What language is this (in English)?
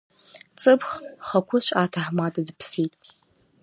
Abkhazian